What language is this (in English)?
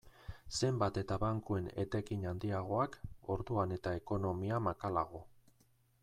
Basque